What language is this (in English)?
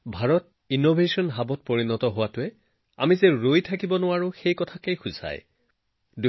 Assamese